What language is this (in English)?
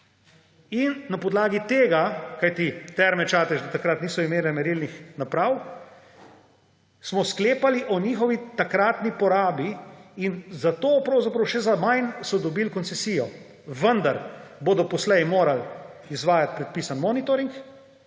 Slovenian